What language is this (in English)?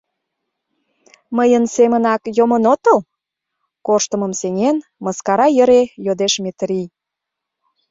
Mari